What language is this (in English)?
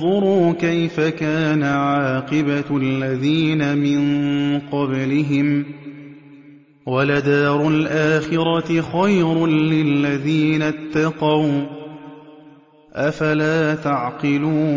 Arabic